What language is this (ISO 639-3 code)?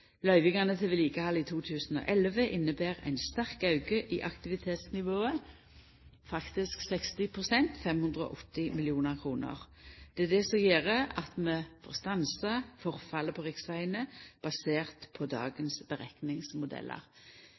nno